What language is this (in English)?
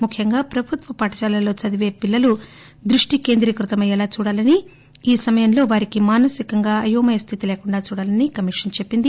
Telugu